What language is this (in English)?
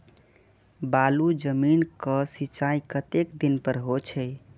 Maithili